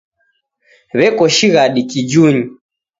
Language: Taita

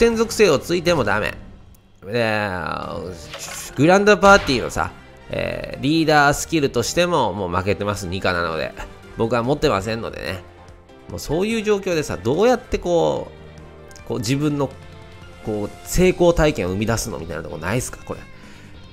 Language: Japanese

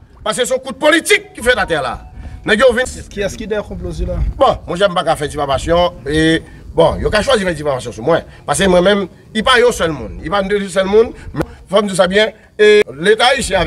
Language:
French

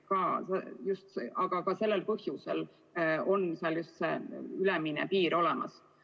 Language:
Estonian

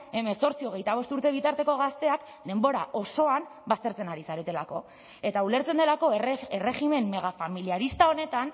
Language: Basque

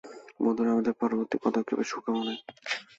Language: Bangla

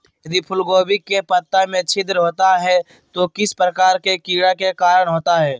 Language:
Magahi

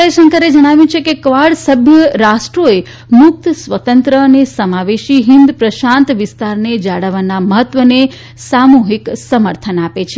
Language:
Gujarati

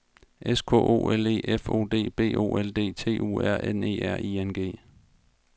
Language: Danish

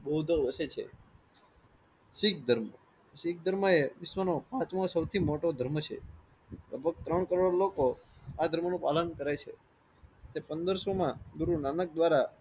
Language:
Gujarati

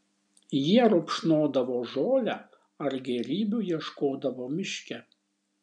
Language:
Lithuanian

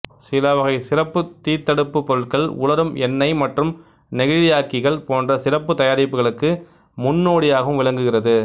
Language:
Tamil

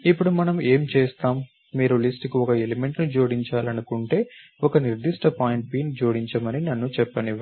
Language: Telugu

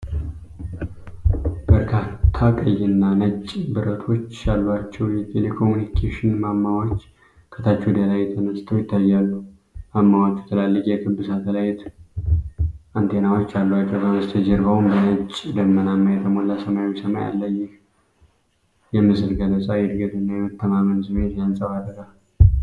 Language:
Amharic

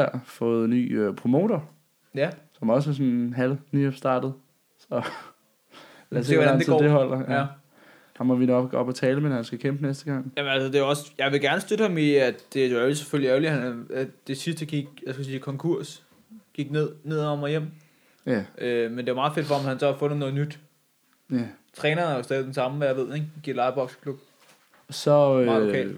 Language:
Danish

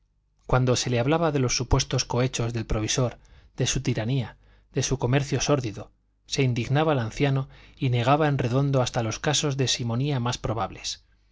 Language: Spanish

